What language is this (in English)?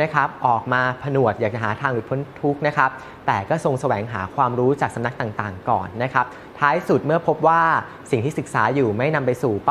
Thai